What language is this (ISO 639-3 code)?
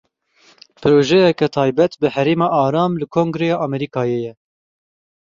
kur